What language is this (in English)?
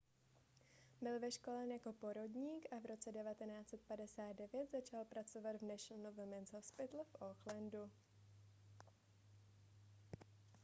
Czech